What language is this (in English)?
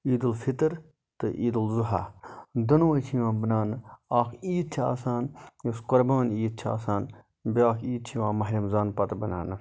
Kashmiri